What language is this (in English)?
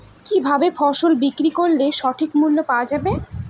Bangla